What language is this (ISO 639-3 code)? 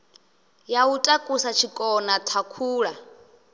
ven